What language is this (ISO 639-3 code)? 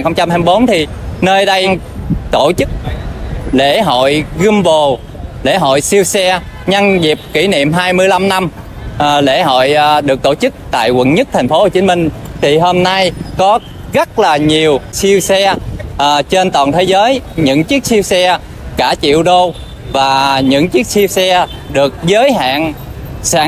vie